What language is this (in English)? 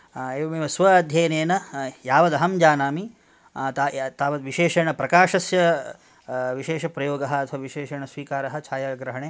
Sanskrit